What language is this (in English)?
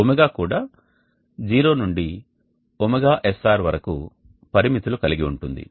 Telugu